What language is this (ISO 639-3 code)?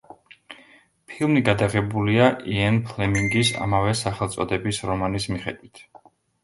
kat